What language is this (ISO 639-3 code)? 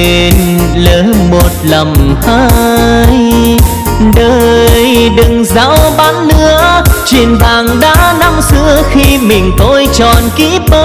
vie